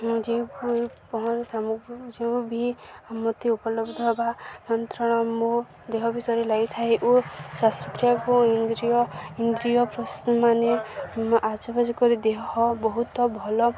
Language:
Odia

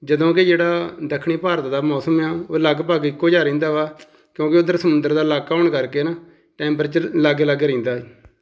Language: Punjabi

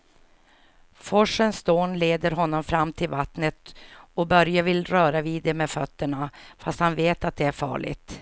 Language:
Swedish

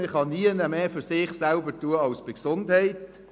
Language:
Swiss German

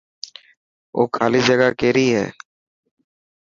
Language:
Dhatki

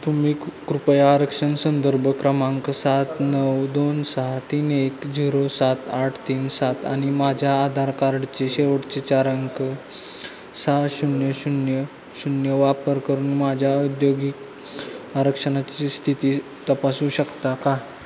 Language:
Marathi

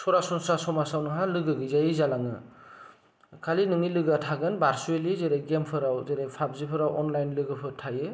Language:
Bodo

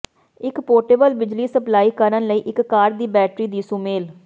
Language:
Punjabi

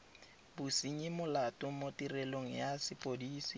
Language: Tswana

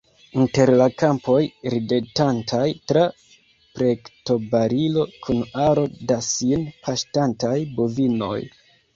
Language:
Esperanto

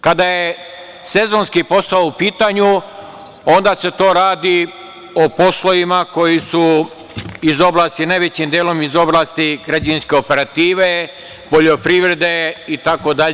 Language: Serbian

